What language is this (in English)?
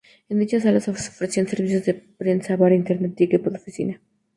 Spanish